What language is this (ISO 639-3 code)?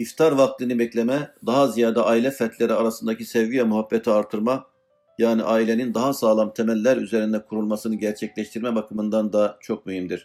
tur